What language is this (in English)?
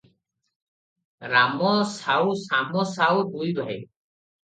Odia